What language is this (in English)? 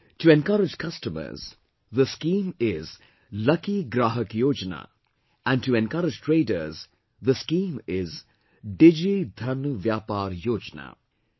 English